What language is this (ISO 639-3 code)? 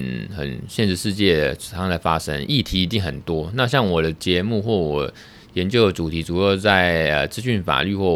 zho